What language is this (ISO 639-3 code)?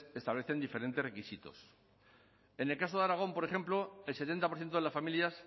spa